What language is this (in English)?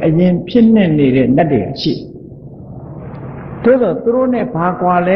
Thai